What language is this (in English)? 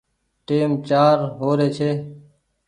Goaria